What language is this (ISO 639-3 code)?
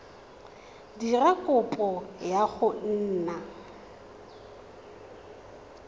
tsn